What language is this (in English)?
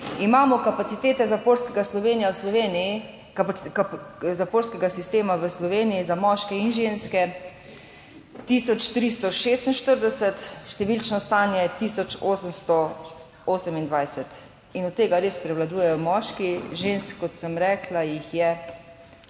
Slovenian